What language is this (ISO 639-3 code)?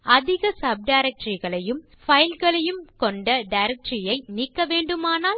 tam